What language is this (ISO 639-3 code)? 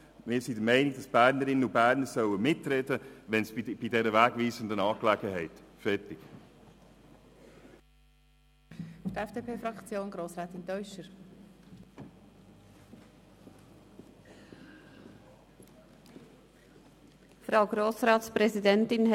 gsw